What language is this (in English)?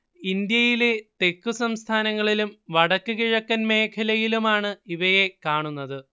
Malayalam